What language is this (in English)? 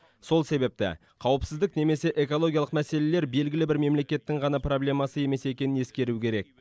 Kazakh